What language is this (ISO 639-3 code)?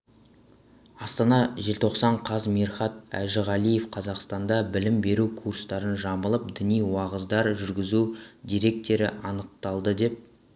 kaz